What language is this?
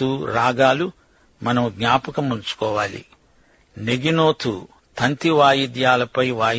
Telugu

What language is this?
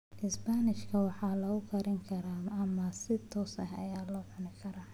Somali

